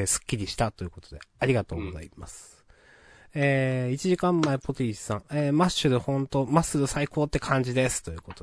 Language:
Japanese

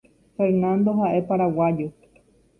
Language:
Guarani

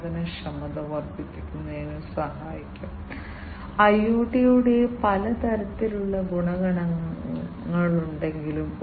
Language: Malayalam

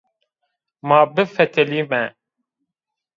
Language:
Zaza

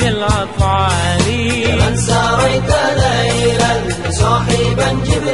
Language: Arabic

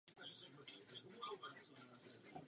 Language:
Czech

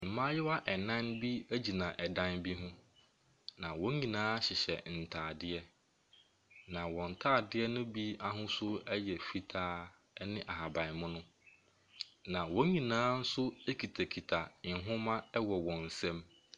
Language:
Akan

